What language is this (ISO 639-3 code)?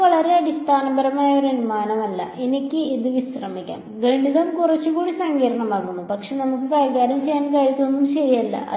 mal